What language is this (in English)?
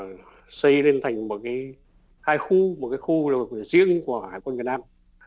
Vietnamese